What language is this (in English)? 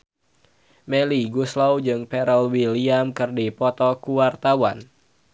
Sundanese